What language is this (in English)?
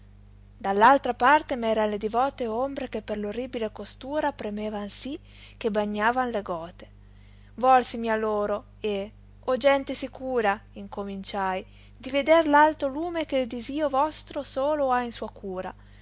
Italian